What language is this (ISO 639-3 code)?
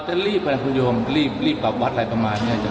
tha